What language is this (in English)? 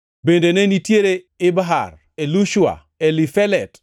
Luo (Kenya and Tanzania)